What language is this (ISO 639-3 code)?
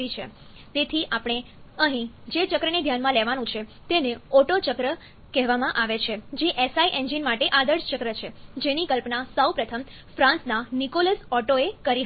guj